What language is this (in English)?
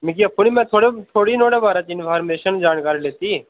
Dogri